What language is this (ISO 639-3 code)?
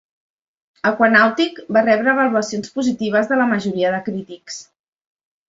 cat